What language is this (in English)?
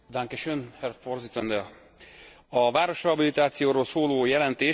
Hungarian